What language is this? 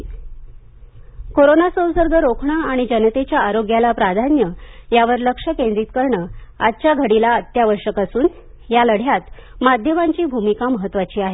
Marathi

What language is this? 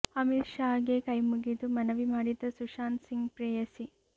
Kannada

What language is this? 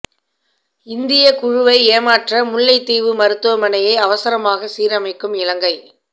Tamil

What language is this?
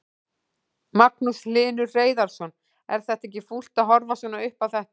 Icelandic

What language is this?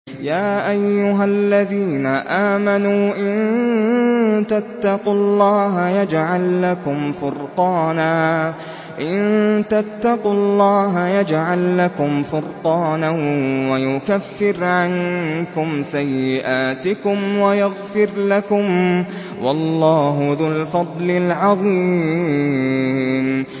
Arabic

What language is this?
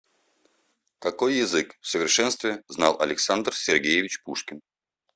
Russian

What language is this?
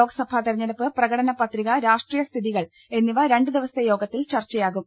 Malayalam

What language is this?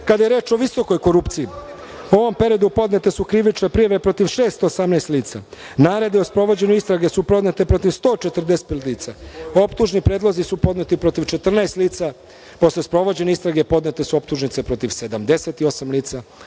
Serbian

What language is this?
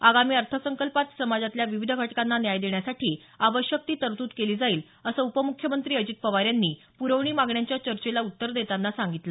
Marathi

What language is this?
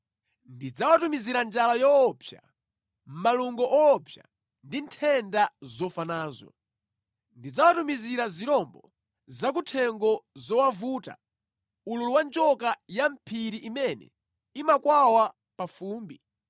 Nyanja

